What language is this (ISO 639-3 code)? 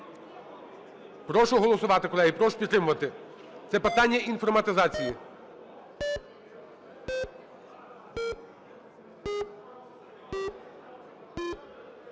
ukr